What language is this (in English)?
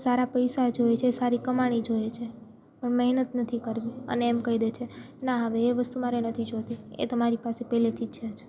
Gujarati